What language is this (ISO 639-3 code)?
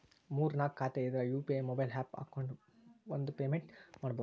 kan